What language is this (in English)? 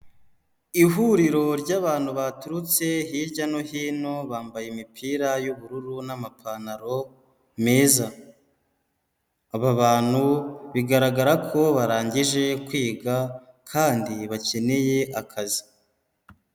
Kinyarwanda